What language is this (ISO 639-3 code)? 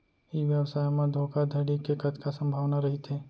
hne